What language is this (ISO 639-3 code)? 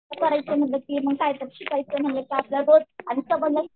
mar